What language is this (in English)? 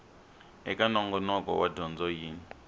Tsonga